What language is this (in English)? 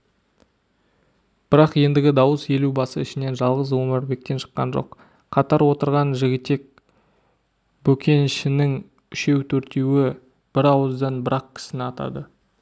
Kazakh